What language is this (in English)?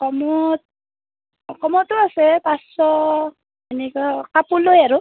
Assamese